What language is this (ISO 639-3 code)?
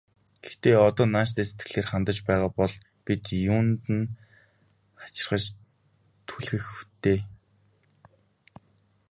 mon